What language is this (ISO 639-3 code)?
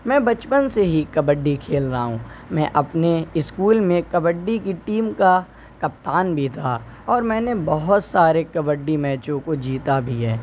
urd